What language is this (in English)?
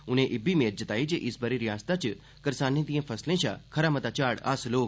Dogri